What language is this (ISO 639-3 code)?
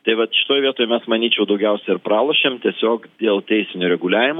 lit